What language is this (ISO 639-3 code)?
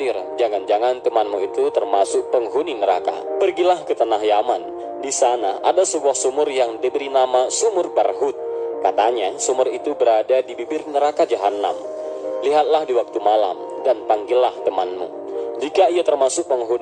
ind